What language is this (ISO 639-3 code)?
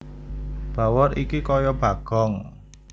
jav